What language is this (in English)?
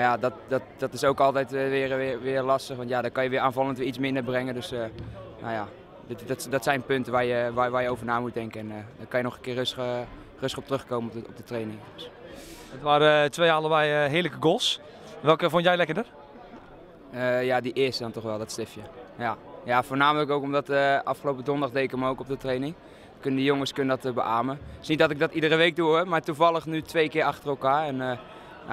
Dutch